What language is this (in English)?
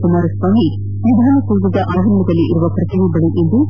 Kannada